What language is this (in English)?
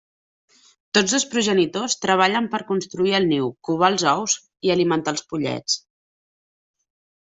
Catalan